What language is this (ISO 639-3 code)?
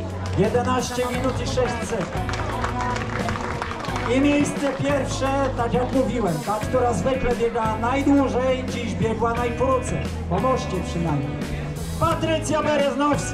pol